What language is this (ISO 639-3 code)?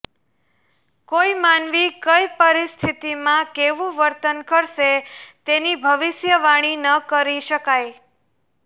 guj